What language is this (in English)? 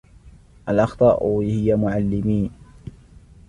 Arabic